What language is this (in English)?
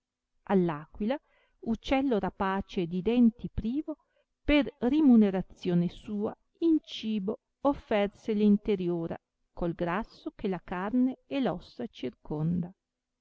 Italian